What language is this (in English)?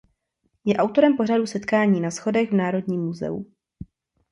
Czech